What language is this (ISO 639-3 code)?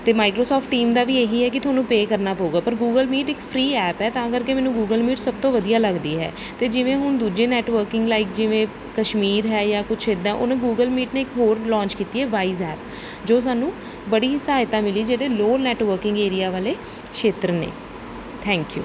pan